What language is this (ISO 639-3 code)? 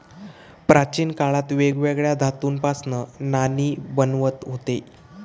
mar